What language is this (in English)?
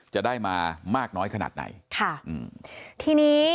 Thai